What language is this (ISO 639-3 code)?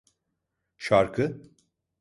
tur